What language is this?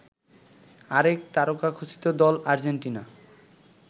Bangla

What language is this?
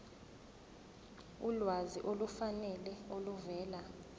Zulu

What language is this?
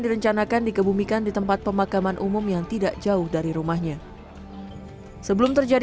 Indonesian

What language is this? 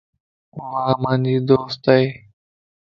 Lasi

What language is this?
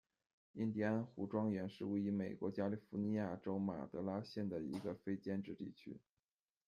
Chinese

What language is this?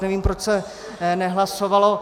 Czech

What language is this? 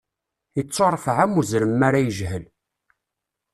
Kabyle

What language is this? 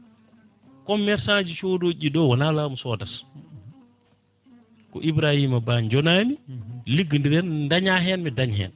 Fula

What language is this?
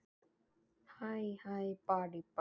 Icelandic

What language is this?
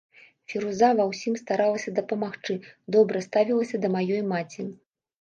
Belarusian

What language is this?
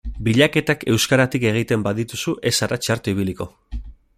Basque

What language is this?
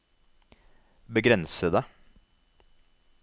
Norwegian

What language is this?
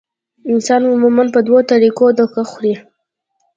Pashto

